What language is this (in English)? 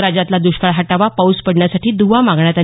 Marathi